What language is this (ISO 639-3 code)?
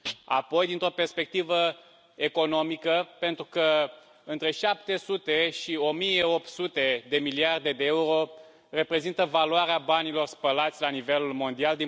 ron